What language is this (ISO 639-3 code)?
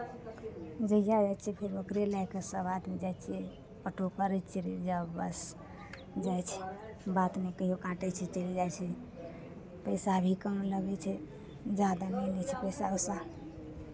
mai